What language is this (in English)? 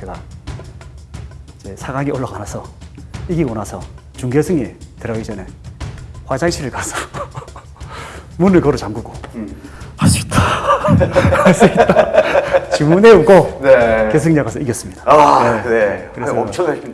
Korean